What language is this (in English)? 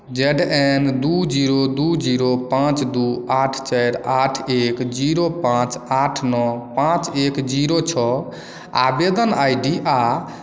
Maithili